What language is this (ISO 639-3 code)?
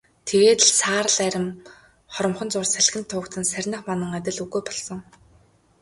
mon